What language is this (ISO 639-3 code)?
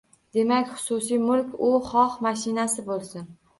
uzb